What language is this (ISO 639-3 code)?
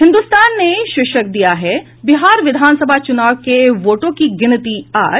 hin